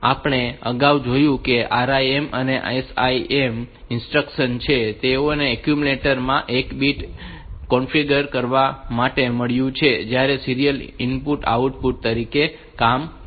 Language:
Gujarati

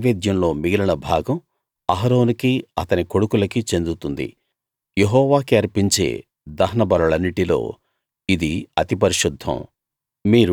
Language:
Telugu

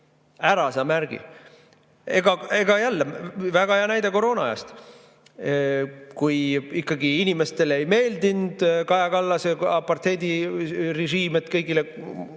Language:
Estonian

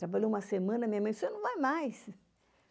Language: Portuguese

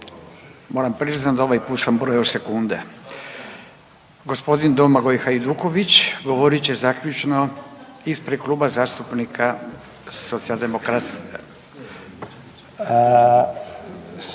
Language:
Croatian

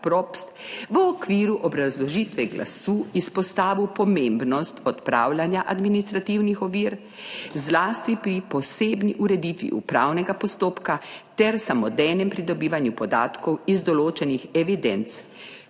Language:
Slovenian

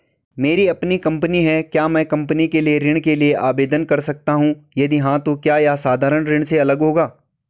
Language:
Hindi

